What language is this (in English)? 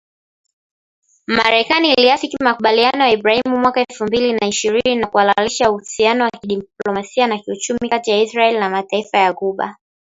Swahili